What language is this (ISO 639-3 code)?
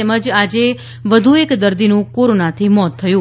guj